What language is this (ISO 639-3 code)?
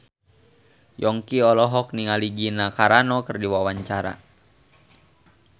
sun